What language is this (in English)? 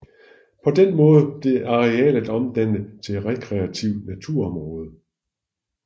Danish